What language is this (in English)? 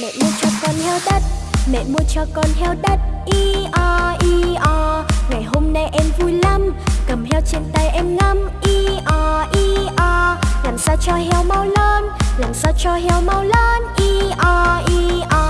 Vietnamese